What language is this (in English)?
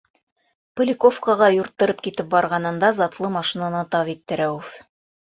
Bashkir